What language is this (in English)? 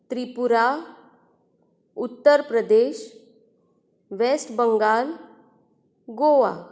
Konkani